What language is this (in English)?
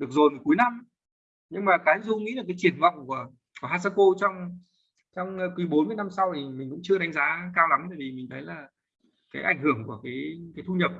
Vietnamese